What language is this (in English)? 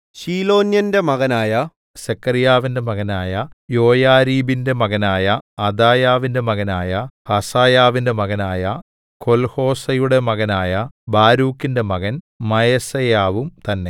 Malayalam